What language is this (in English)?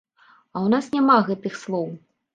Belarusian